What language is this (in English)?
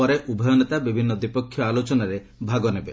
Odia